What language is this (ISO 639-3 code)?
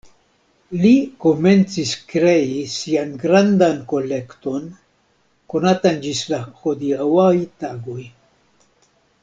epo